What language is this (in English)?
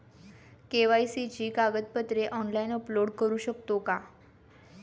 Marathi